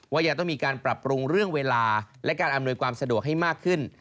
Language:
Thai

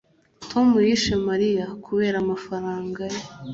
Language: Kinyarwanda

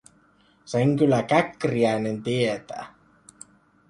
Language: Finnish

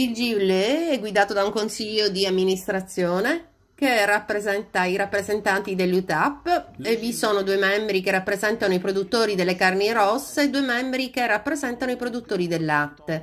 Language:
Italian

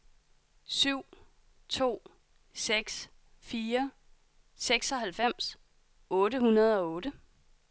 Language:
Danish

